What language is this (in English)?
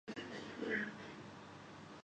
Urdu